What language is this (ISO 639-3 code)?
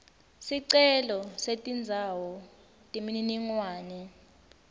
ssw